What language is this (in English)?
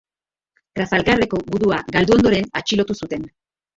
Basque